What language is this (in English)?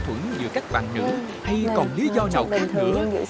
Vietnamese